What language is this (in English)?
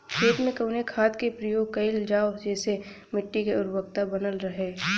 Bhojpuri